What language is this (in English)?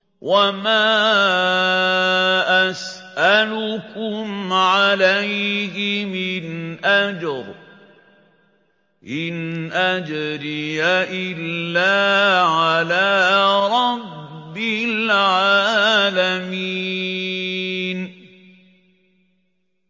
Arabic